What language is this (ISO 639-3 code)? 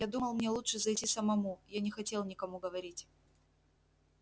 rus